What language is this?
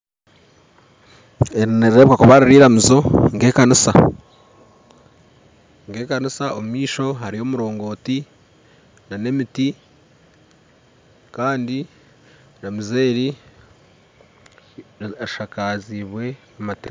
Nyankole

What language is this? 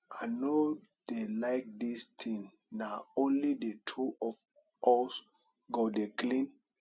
Nigerian Pidgin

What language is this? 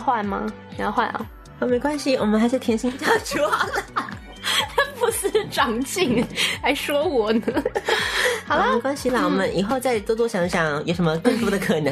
Chinese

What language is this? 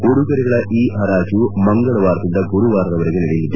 Kannada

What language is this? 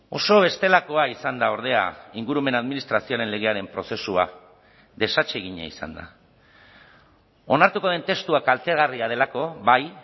Basque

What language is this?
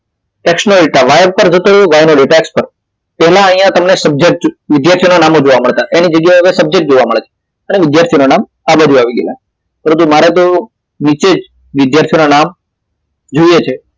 Gujarati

